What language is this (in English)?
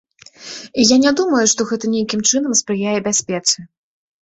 Belarusian